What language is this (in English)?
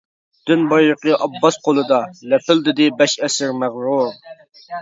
Uyghur